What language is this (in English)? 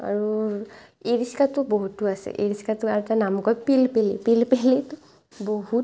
Assamese